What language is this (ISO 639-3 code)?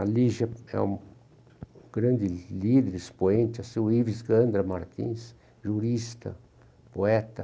por